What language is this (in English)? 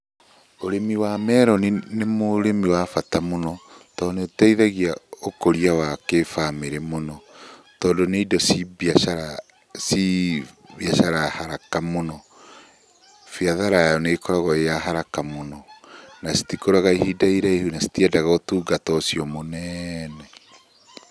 Kikuyu